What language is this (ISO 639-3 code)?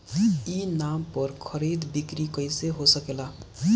bho